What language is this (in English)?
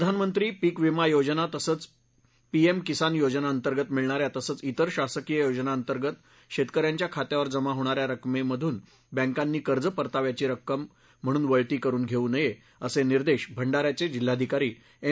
Marathi